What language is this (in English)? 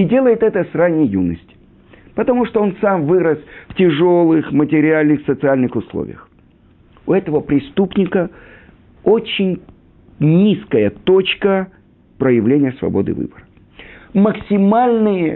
Russian